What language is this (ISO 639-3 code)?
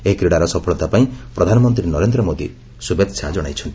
ori